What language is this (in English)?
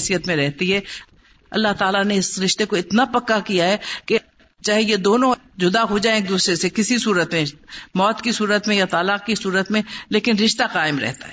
Urdu